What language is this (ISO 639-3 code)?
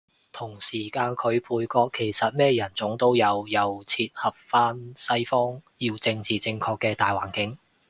yue